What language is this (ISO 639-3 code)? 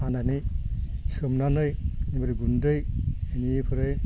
brx